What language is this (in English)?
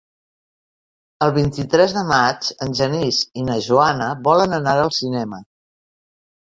Catalan